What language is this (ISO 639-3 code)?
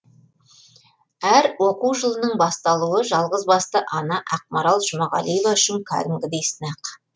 kaz